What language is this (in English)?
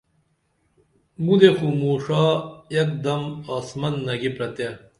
Dameli